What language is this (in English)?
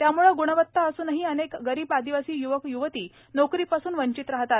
Marathi